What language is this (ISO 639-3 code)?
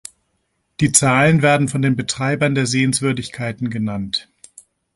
deu